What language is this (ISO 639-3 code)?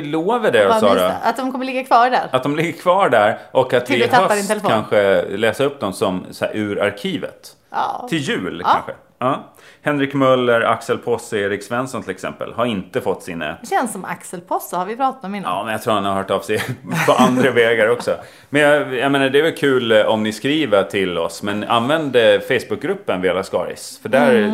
swe